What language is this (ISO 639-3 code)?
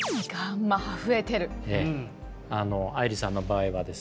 jpn